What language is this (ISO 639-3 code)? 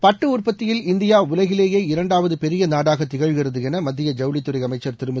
tam